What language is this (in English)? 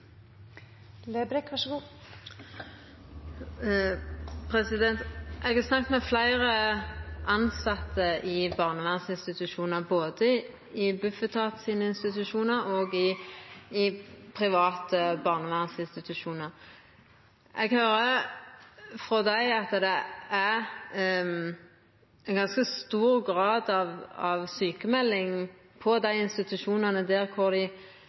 Norwegian